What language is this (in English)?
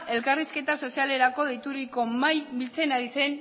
Basque